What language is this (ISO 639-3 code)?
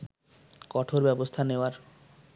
ben